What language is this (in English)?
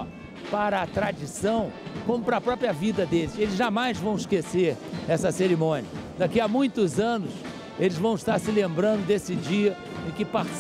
Portuguese